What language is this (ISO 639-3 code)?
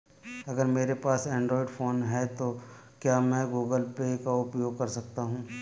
hin